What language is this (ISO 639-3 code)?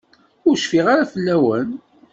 kab